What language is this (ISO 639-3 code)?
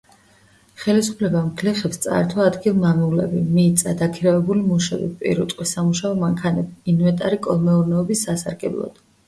kat